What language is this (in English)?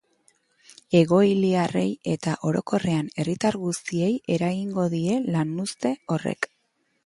Basque